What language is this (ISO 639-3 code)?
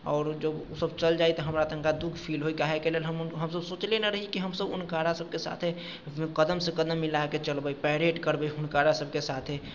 mai